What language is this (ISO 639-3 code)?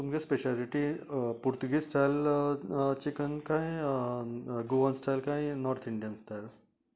kok